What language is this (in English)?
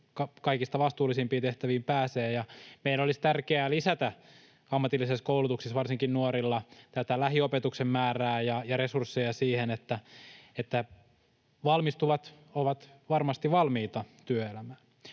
Finnish